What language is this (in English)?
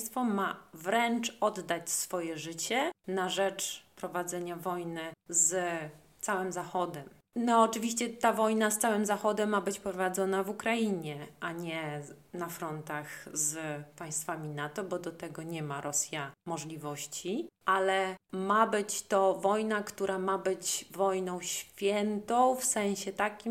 Polish